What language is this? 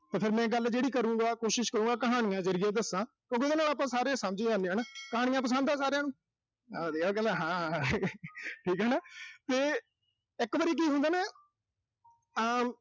Punjabi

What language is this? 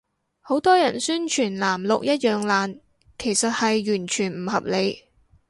Cantonese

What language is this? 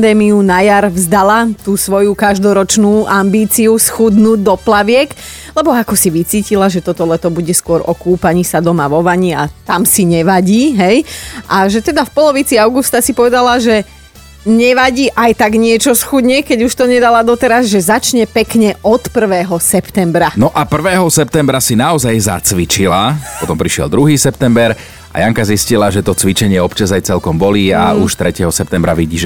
Slovak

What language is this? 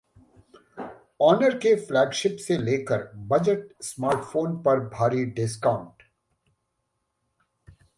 Hindi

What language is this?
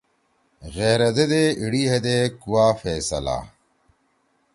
Torwali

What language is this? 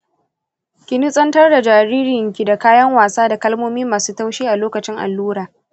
Hausa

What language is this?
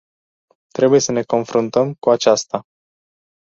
Romanian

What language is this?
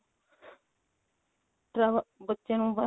Punjabi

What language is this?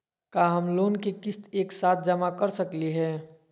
Magahi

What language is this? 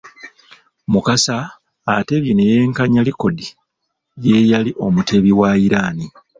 Ganda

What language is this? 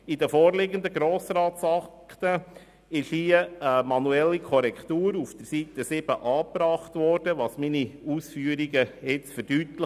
Swiss German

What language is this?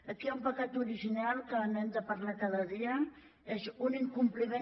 Catalan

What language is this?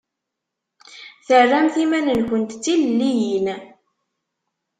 Kabyle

